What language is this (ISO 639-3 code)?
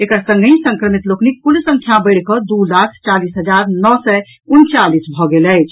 mai